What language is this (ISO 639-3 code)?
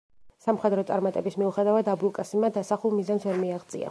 kat